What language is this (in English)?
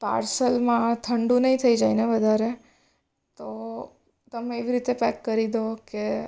Gujarati